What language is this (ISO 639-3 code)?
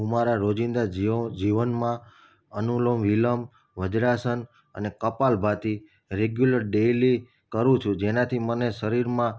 guj